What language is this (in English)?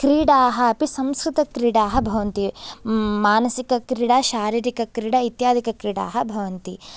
Sanskrit